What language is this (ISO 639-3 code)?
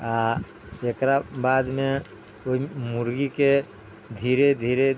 mai